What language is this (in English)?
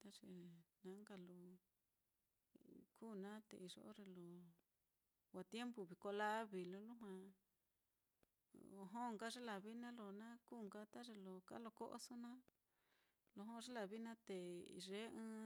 Mitlatongo Mixtec